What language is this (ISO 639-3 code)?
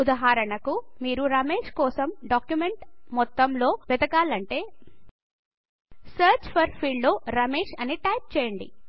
tel